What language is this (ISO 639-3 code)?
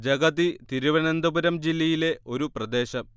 mal